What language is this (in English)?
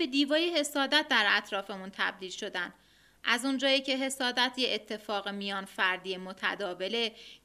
Persian